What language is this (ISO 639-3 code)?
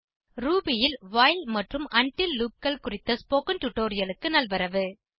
tam